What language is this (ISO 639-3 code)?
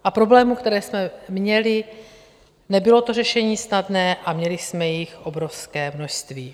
ces